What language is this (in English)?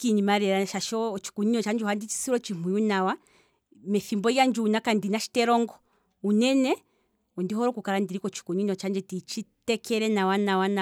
Kwambi